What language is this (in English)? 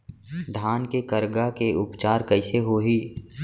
Chhattisgarhi